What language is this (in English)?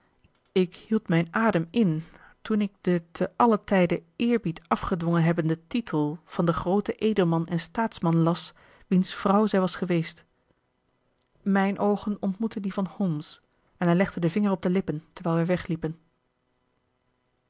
Dutch